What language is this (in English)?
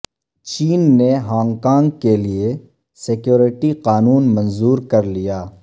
Urdu